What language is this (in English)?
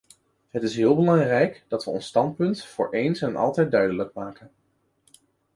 Dutch